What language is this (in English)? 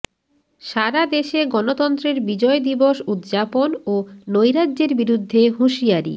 Bangla